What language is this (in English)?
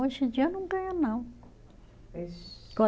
Portuguese